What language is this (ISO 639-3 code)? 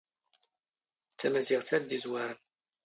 zgh